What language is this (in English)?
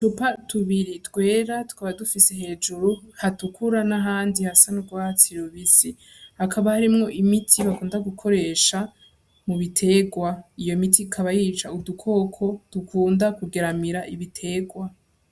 Rundi